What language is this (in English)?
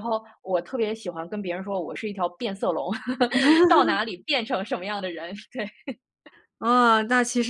Chinese